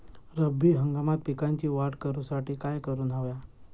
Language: Marathi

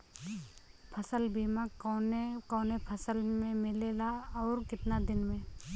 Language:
Bhojpuri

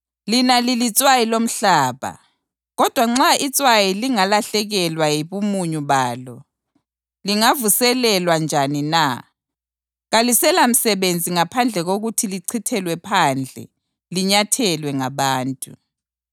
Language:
North Ndebele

